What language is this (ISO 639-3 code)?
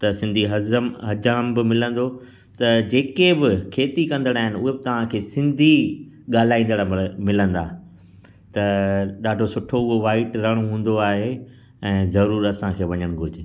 snd